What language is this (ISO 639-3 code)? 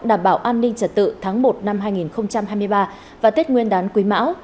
vie